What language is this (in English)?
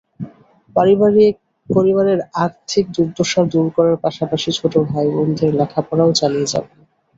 Bangla